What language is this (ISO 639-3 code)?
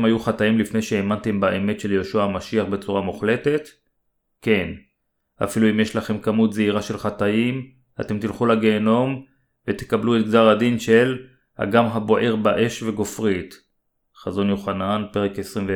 heb